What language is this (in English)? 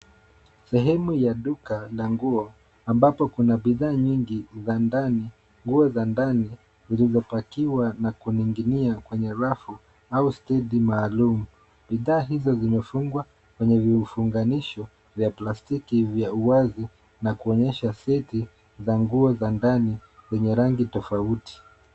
Swahili